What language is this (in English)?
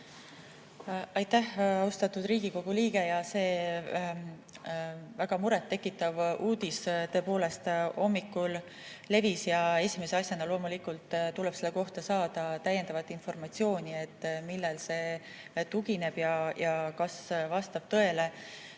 Estonian